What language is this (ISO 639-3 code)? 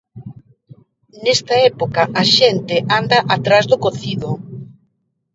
glg